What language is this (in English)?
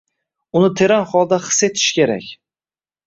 Uzbek